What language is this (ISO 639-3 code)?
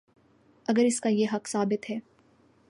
urd